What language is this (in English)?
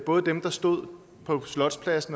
Danish